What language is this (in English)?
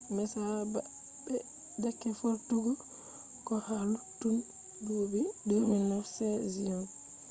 Fula